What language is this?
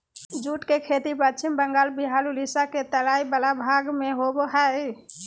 Magahi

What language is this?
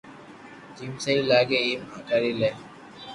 Loarki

